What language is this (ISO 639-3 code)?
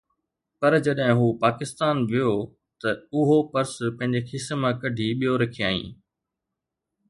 snd